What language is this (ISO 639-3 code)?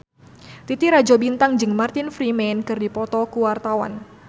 sun